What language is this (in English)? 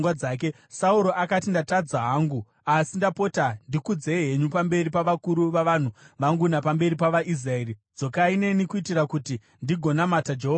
Shona